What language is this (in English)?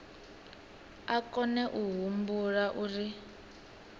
Venda